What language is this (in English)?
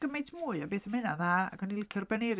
Welsh